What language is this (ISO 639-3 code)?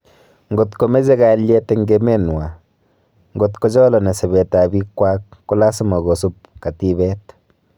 kln